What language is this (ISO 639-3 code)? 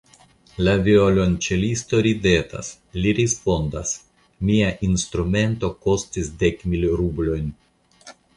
epo